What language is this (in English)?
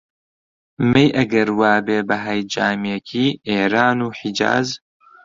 Central Kurdish